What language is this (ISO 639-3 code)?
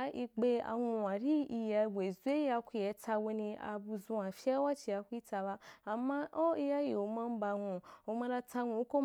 juk